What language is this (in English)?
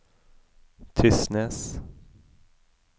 Norwegian